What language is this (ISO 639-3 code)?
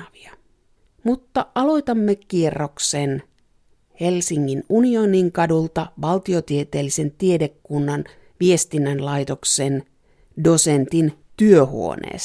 fin